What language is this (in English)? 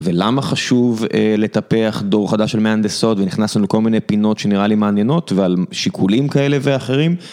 Hebrew